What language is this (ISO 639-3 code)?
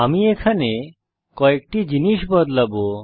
ben